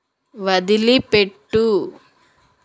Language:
Telugu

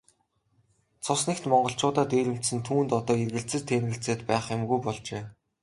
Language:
Mongolian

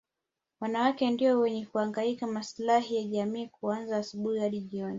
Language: Swahili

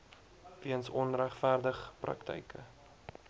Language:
Afrikaans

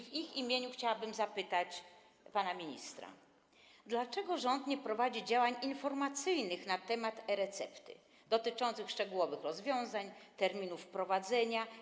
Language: Polish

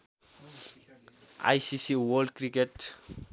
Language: Nepali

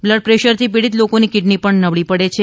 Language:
Gujarati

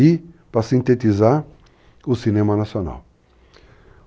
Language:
Portuguese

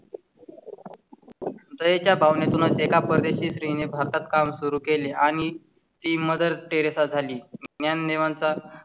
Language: Marathi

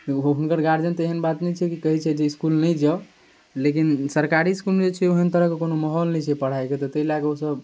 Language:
Maithili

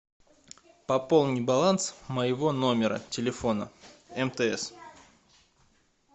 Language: Russian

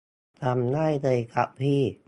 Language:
Thai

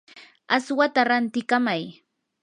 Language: Yanahuanca Pasco Quechua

